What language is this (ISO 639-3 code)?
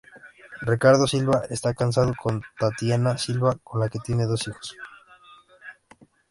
spa